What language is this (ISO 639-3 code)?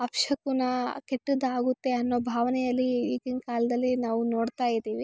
kan